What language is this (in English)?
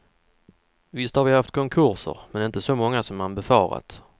Swedish